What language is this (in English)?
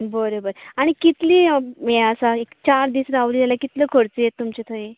Konkani